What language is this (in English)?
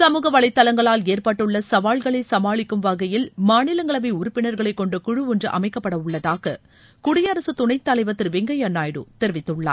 Tamil